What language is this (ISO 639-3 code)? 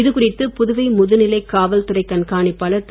tam